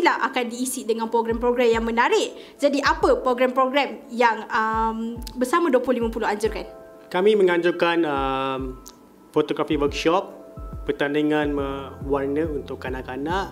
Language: Malay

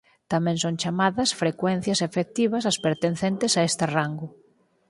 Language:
Galician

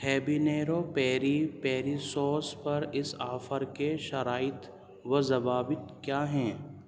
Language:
Urdu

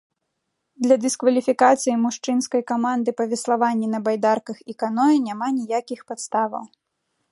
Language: Belarusian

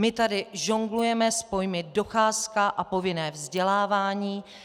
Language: Czech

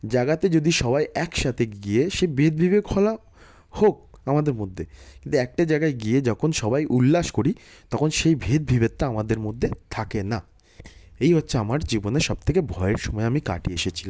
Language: Bangla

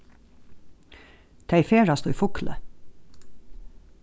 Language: Faroese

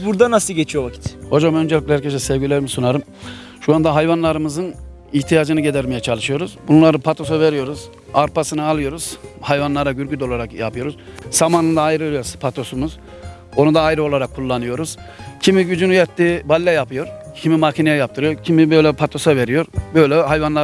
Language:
Turkish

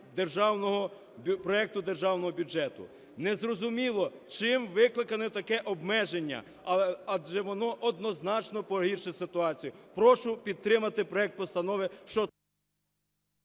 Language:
Ukrainian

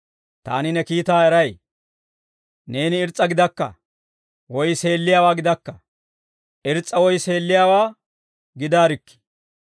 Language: Dawro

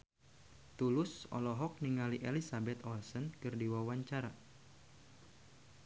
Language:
Sundanese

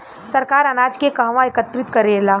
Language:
Bhojpuri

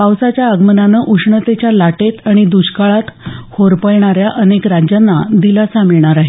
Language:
Marathi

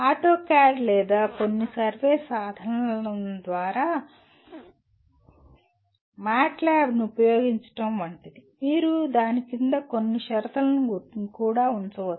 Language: Telugu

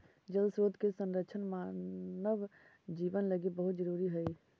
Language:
Magahi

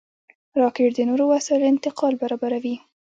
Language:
Pashto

